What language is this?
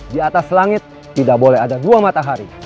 Indonesian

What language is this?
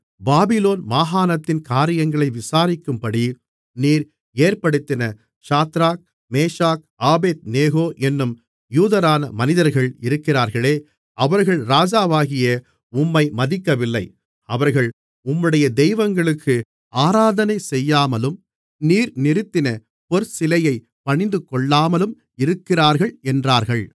Tamil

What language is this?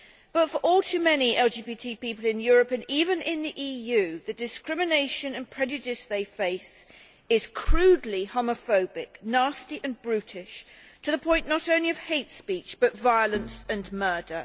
English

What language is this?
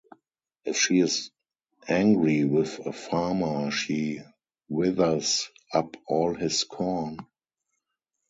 English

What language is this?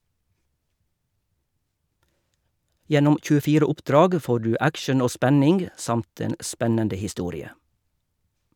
Norwegian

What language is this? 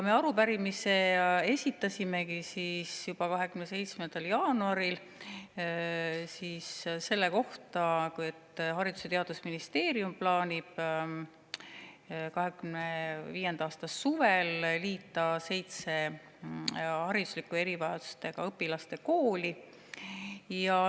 Estonian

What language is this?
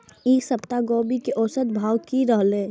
Maithili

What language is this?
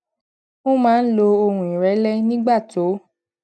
Yoruba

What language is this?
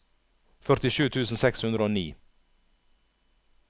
Norwegian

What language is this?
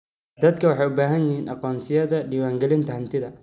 Somali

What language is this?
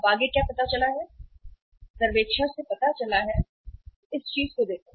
Hindi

